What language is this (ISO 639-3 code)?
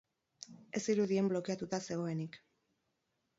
eus